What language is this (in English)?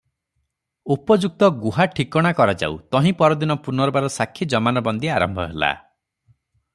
Odia